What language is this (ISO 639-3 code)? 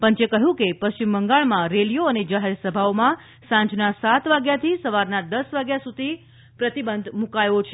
guj